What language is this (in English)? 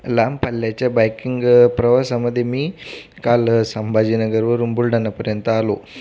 Marathi